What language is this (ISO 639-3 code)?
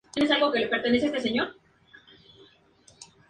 spa